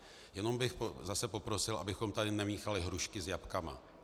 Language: Czech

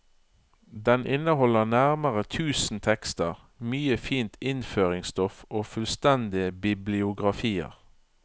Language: Norwegian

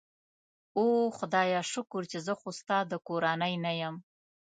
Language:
Pashto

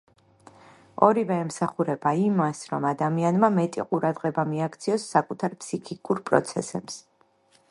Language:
Georgian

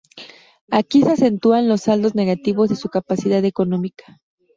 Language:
Spanish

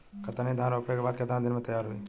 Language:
Bhojpuri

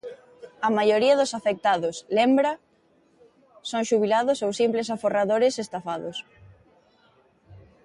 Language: Galician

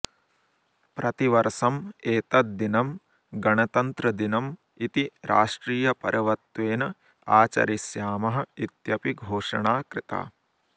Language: Sanskrit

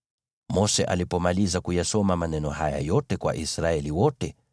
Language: Swahili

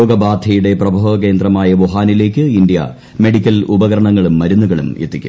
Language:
Malayalam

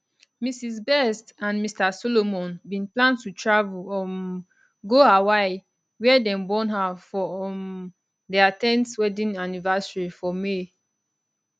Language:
Nigerian Pidgin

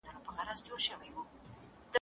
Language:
Pashto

